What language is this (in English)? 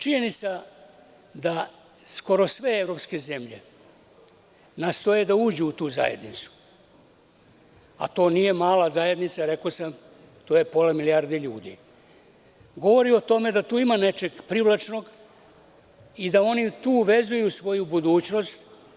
Serbian